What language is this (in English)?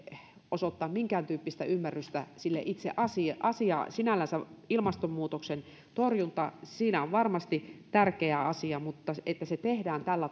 Finnish